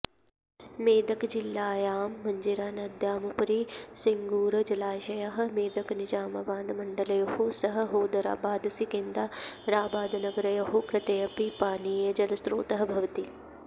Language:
Sanskrit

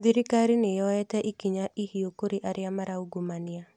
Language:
Kikuyu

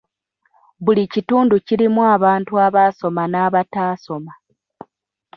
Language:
Ganda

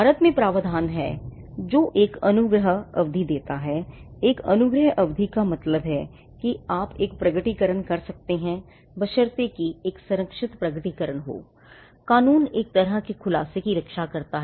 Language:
Hindi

